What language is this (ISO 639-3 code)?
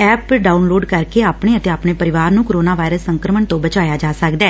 pan